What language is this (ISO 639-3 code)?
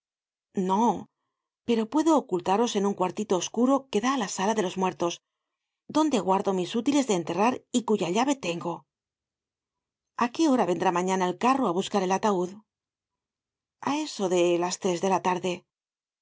spa